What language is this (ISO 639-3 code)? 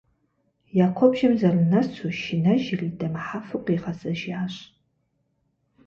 kbd